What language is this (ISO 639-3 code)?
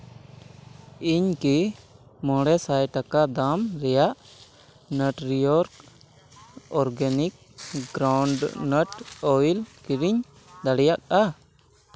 sat